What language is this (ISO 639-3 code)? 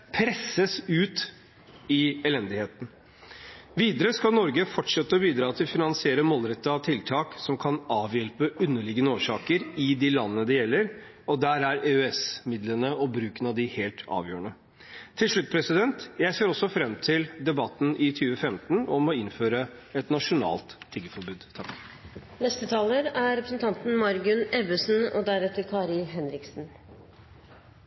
nob